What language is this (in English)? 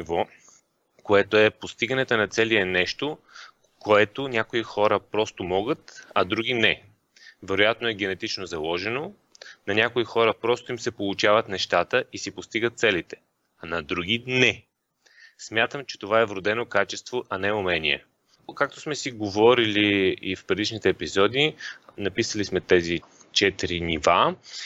Bulgarian